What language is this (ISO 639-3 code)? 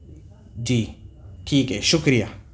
urd